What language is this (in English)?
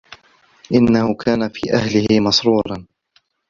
Arabic